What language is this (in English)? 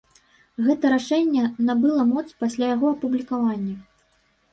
Belarusian